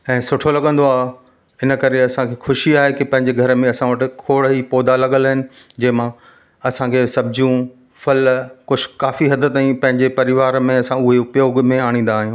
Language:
Sindhi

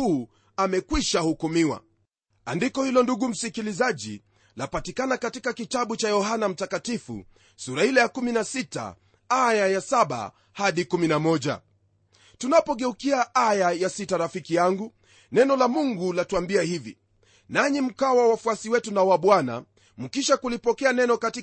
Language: Swahili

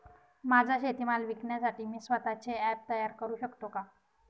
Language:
Marathi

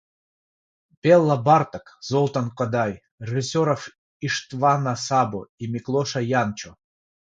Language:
Russian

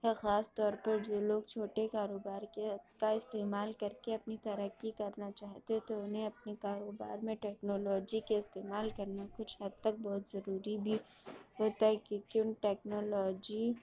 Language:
Urdu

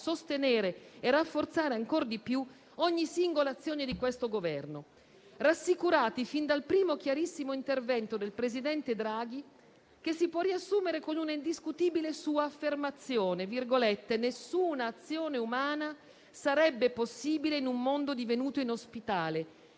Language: Italian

